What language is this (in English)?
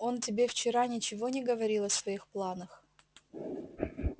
Russian